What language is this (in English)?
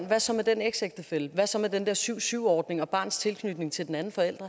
Danish